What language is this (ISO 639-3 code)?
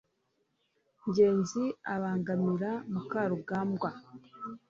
kin